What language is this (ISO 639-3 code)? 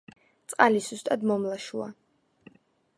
kat